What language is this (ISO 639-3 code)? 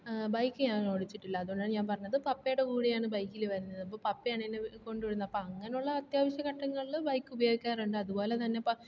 mal